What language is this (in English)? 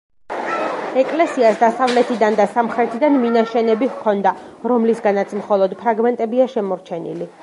Georgian